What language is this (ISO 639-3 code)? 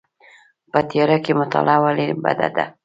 pus